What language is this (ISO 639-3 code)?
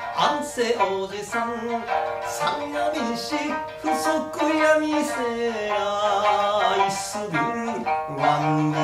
kor